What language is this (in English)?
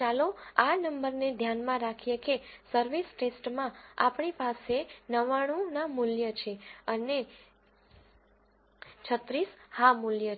Gujarati